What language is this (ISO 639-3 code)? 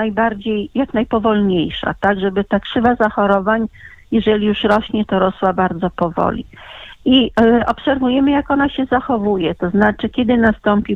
pol